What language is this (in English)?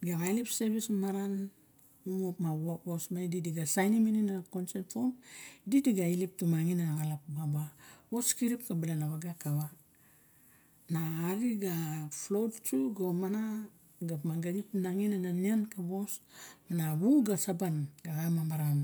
Barok